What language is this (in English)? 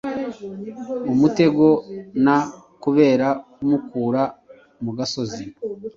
Kinyarwanda